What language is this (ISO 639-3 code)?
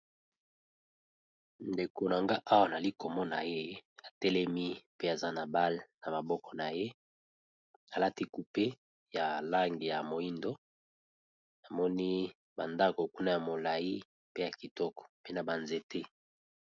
lin